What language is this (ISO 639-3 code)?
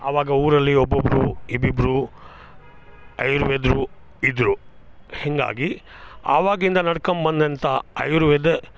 kan